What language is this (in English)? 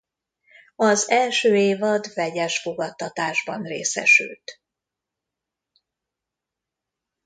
Hungarian